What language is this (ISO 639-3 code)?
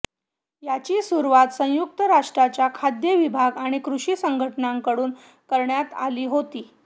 mar